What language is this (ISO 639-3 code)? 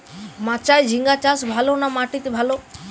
ben